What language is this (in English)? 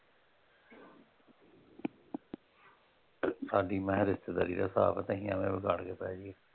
Punjabi